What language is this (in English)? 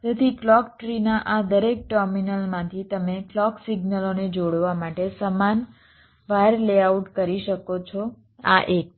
Gujarati